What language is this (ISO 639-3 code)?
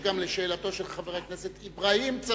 heb